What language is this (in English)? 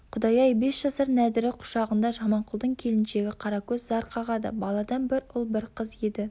Kazakh